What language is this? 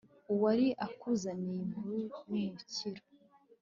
Kinyarwanda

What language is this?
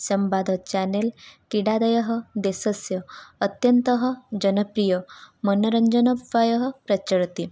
Sanskrit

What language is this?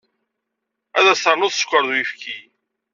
Kabyle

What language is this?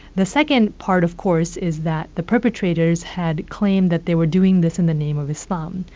English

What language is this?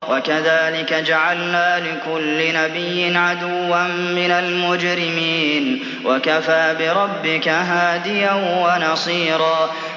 Arabic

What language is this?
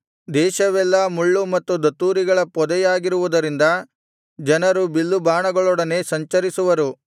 Kannada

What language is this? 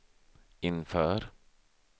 Swedish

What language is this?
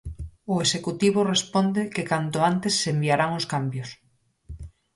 Galician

